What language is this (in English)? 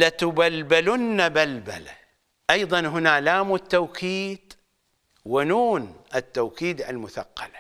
Arabic